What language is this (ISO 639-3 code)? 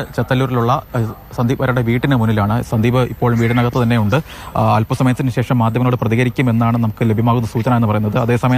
rus